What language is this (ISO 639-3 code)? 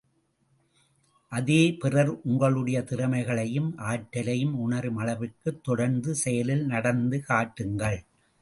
tam